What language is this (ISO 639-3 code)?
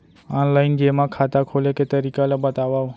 hne